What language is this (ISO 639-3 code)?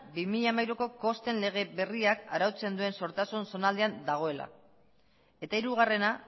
eus